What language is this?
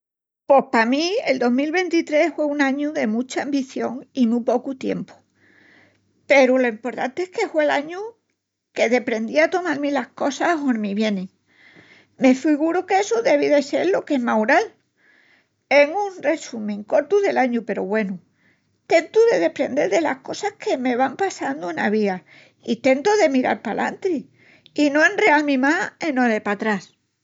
Extremaduran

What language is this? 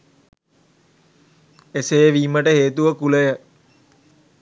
Sinhala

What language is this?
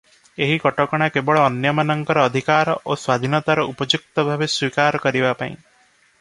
Odia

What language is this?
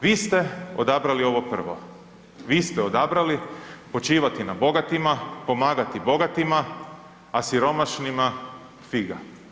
Croatian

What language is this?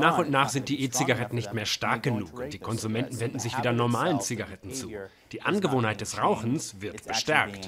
German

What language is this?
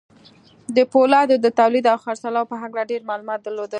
Pashto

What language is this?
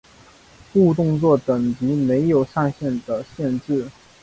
Chinese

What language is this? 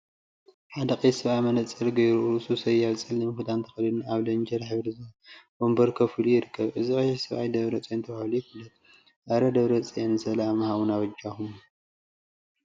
Tigrinya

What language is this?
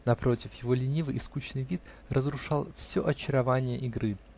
Russian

